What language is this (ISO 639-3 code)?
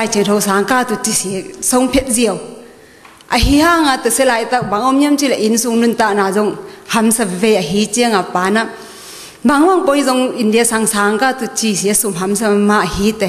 tha